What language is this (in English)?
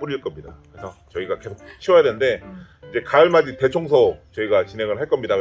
Korean